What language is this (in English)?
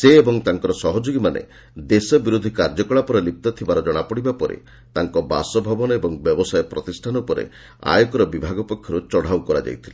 Odia